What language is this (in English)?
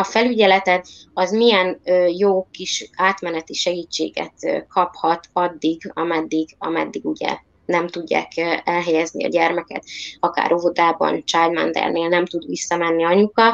Hungarian